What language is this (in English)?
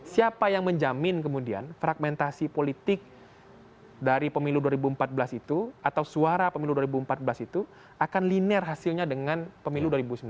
Indonesian